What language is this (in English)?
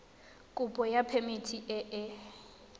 Tswana